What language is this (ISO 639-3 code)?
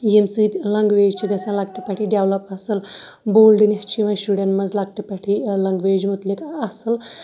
kas